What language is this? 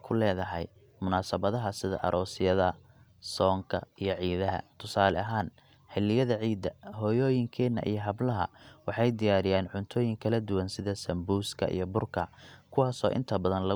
Somali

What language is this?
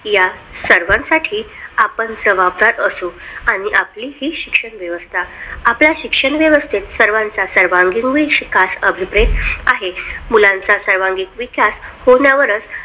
Marathi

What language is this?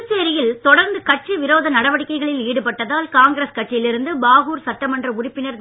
Tamil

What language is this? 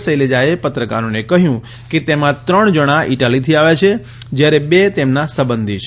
Gujarati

